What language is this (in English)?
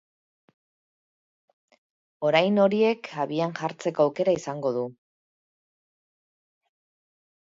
Basque